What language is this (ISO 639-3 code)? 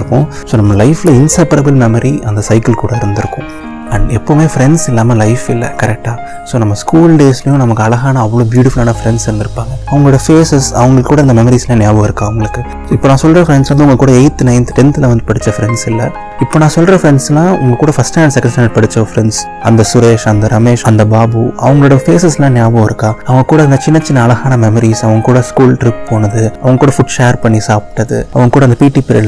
tam